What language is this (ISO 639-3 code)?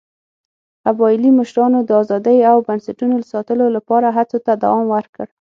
pus